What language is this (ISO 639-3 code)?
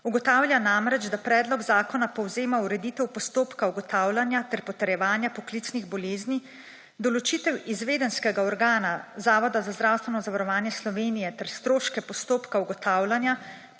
slv